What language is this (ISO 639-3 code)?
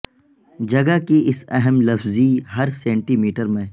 urd